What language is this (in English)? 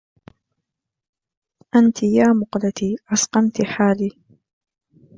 Arabic